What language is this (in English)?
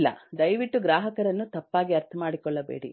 Kannada